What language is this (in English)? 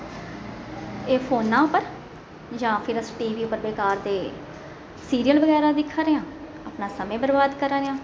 Dogri